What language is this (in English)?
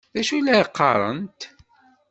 Kabyle